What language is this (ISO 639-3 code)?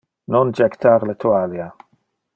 ina